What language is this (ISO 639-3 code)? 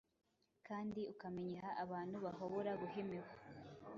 kin